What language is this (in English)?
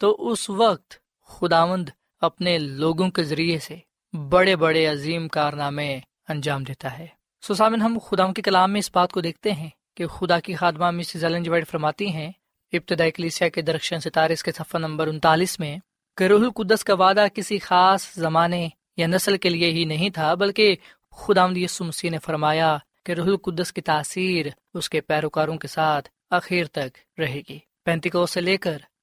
Urdu